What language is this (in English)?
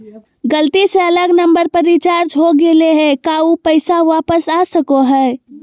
Magahi